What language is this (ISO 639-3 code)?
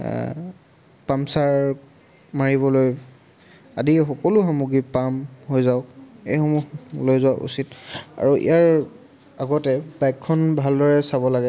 asm